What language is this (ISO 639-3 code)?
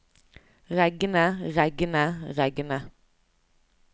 nor